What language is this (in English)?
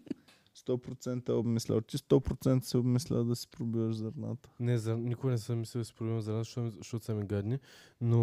Bulgarian